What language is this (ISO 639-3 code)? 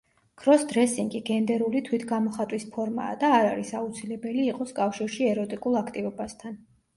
kat